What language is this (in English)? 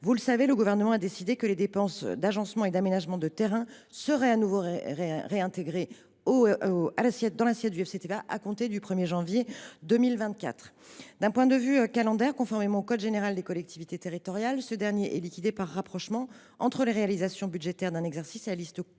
French